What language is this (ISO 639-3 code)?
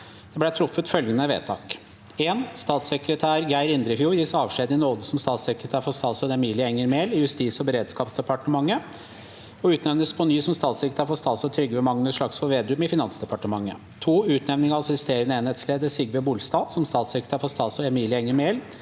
nor